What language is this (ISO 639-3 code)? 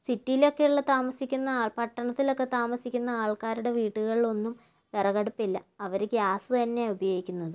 mal